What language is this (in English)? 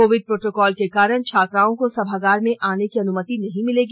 Hindi